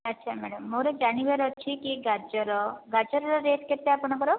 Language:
Odia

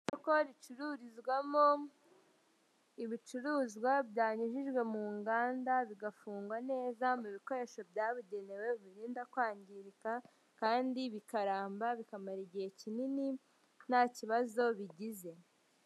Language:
Kinyarwanda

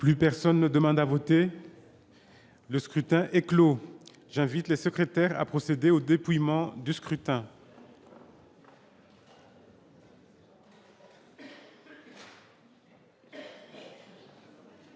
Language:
French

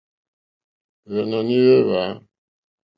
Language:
Mokpwe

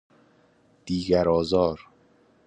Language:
Persian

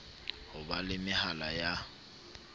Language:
Southern Sotho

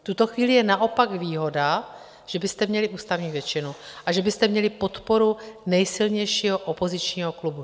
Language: Czech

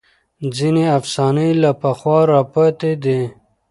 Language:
Pashto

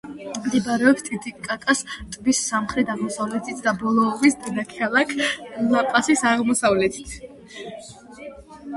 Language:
Georgian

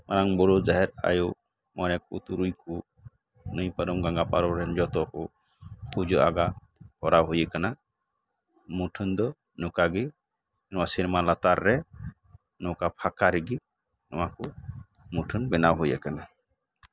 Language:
Santali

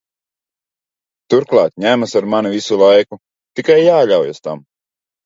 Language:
Latvian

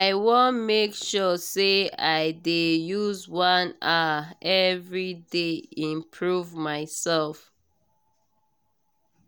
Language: Nigerian Pidgin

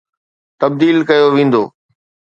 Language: Sindhi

